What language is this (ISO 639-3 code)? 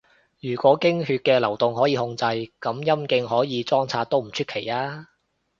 yue